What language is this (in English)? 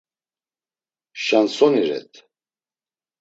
Laz